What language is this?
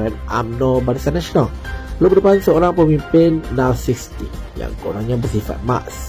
Malay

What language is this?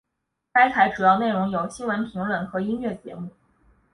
Chinese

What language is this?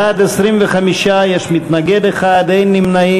Hebrew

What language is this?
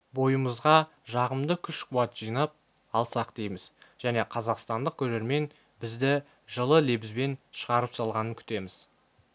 Kazakh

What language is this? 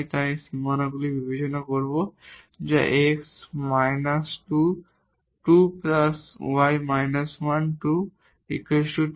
Bangla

